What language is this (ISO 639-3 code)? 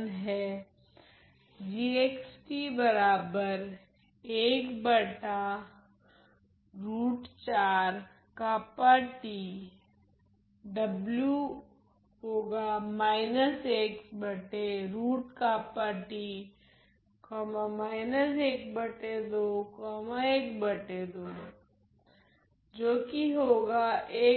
hin